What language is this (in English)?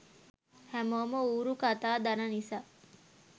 Sinhala